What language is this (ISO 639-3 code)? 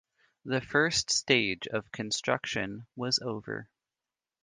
eng